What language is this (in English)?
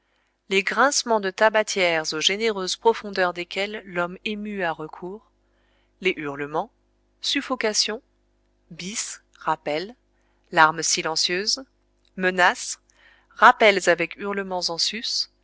French